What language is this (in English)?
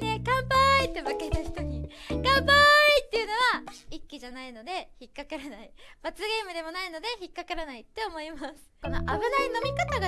Japanese